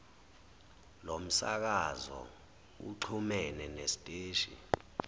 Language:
Zulu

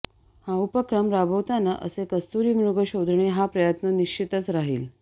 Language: Marathi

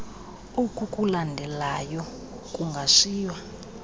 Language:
Xhosa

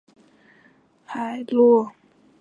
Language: Chinese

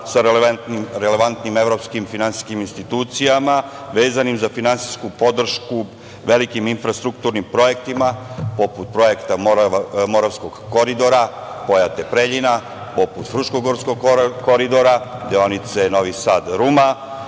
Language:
Serbian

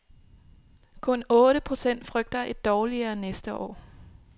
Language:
Danish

